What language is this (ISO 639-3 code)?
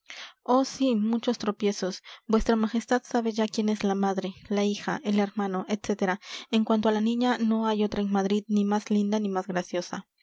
spa